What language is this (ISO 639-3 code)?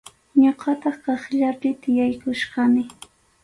qxu